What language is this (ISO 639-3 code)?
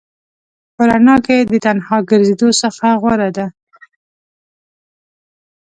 pus